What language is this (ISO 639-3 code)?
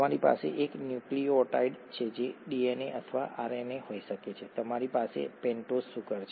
guj